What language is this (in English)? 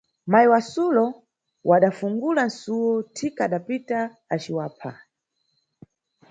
Nyungwe